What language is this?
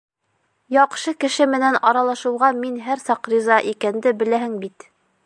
Bashkir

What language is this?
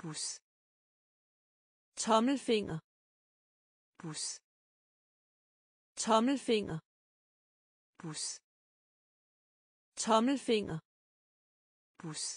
French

